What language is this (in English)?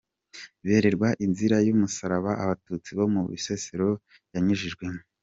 Kinyarwanda